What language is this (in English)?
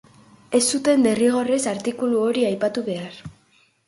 Basque